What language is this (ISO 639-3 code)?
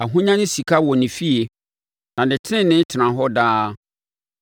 aka